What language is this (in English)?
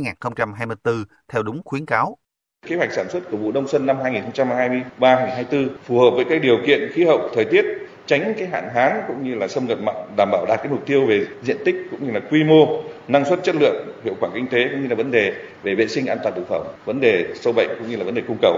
Vietnamese